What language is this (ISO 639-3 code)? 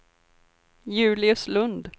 swe